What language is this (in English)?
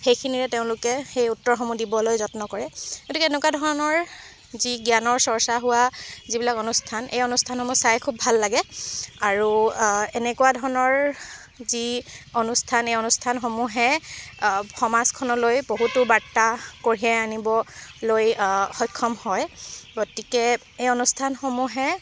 Assamese